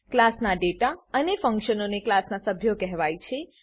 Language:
Gujarati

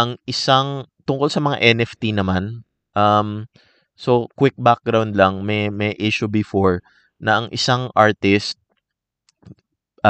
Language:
Filipino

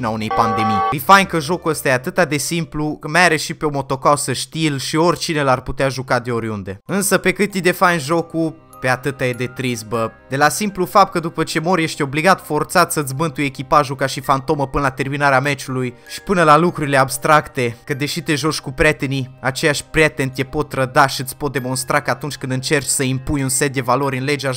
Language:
Romanian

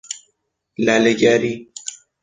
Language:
Persian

